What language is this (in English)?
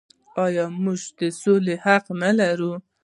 Pashto